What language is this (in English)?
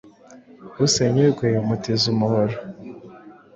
Kinyarwanda